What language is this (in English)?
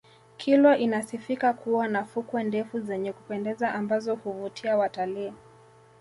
Swahili